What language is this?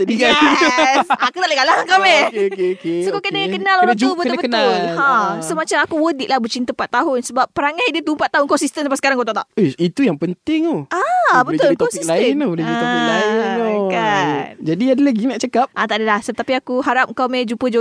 Malay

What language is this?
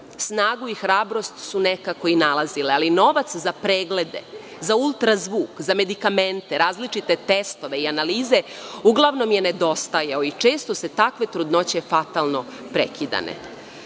Serbian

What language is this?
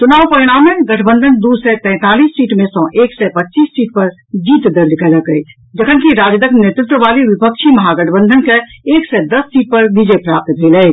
Maithili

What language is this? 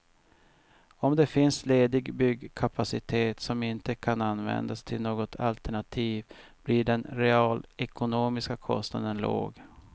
Swedish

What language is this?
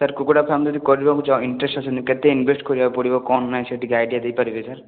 Odia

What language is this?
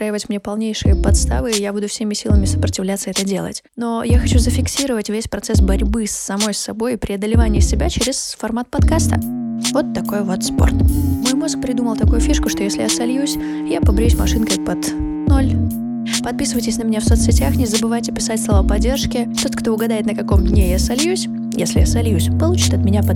Russian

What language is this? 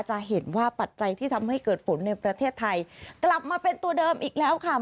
Thai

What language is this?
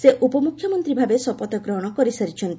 Odia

